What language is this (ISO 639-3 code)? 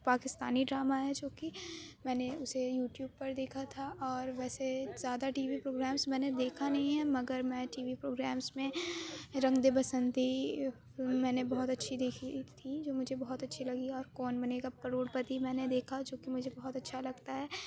urd